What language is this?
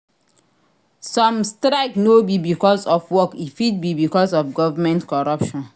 Nigerian Pidgin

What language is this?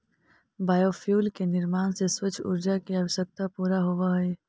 Magahi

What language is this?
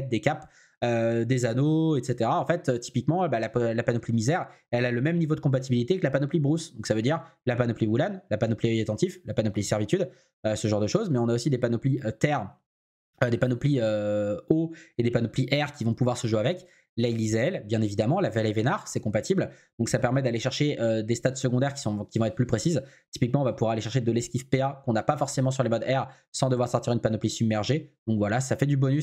French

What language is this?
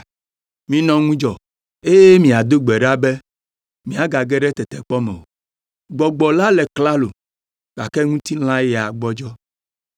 Ewe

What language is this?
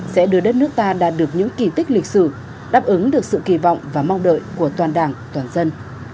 Vietnamese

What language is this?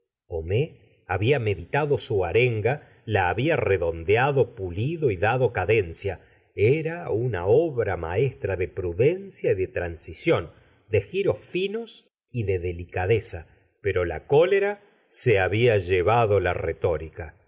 Spanish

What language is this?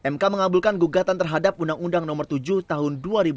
Indonesian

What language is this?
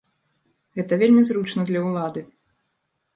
Belarusian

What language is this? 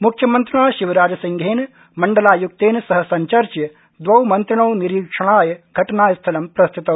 Sanskrit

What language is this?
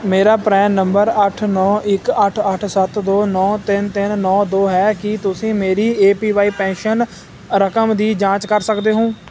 Punjabi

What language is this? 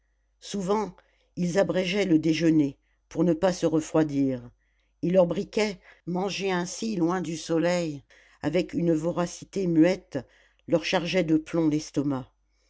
French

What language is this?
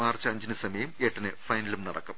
Malayalam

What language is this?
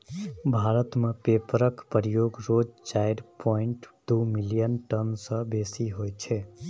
Maithili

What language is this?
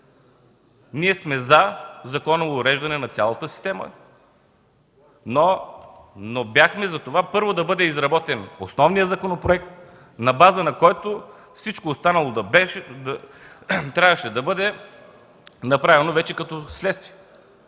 Bulgarian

